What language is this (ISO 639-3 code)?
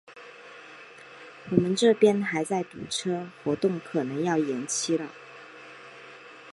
zho